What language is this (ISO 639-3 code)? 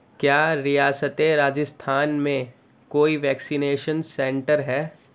urd